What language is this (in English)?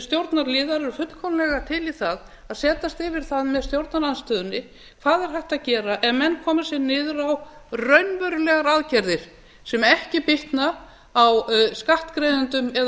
Icelandic